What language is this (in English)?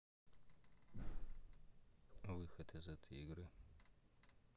Russian